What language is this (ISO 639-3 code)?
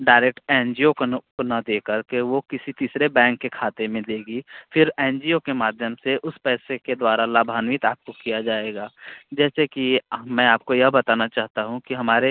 hin